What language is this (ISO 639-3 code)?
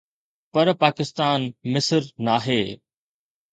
snd